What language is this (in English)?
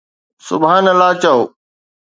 Sindhi